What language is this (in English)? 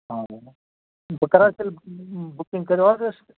Kashmiri